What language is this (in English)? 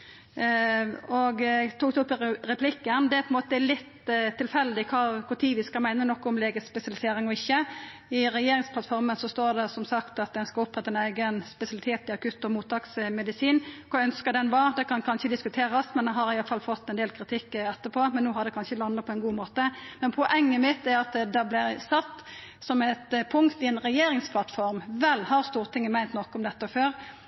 Norwegian Nynorsk